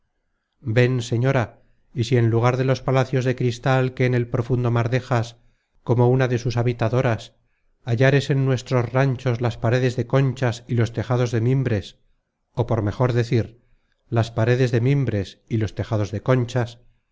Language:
Spanish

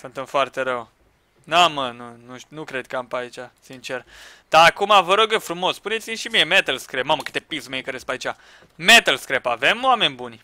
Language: Romanian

